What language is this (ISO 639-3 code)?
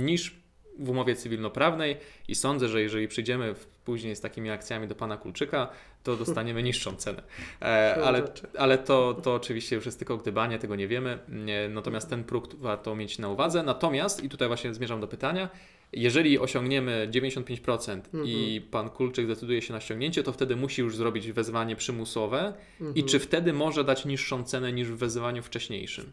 pol